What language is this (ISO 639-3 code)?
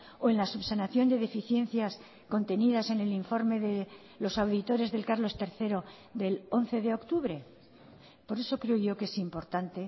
spa